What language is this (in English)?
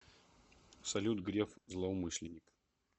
Russian